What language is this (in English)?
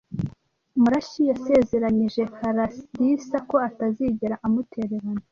Kinyarwanda